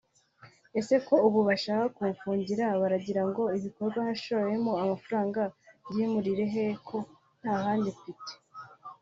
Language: Kinyarwanda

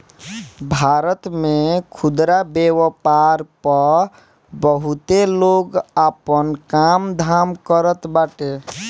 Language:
Bhojpuri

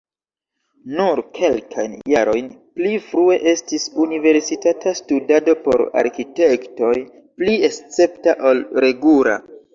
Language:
Esperanto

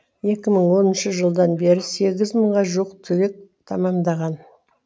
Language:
Kazakh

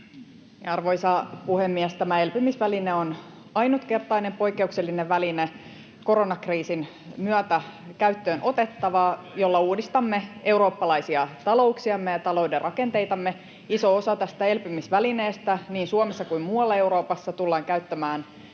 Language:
Finnish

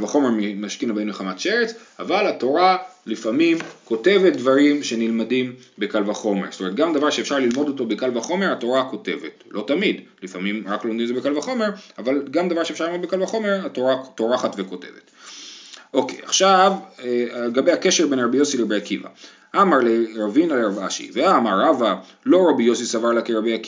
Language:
Hebrew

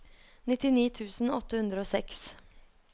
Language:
Norwegian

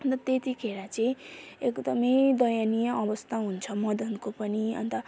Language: Nepali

